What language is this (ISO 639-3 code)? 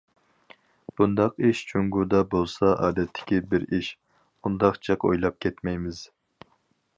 uig